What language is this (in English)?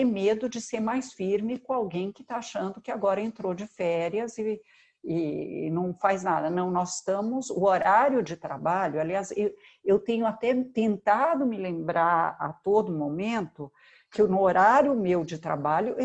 Portuguese